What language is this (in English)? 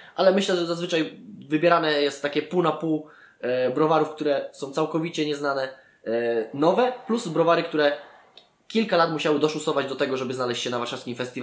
Polish